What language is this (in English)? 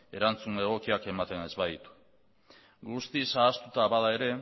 Basque